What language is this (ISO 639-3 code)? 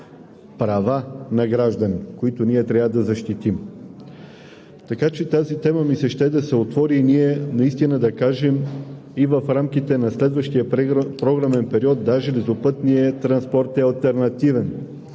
bul